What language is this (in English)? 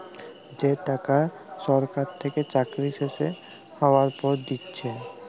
Bangla